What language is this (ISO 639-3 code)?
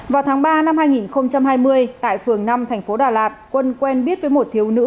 vie